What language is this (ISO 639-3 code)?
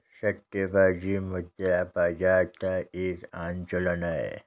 hin